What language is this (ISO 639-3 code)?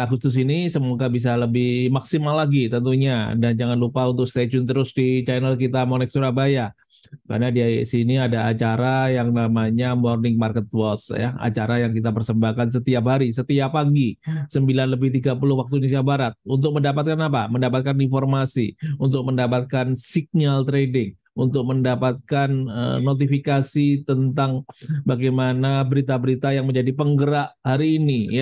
ind